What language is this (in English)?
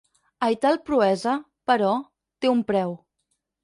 Catalan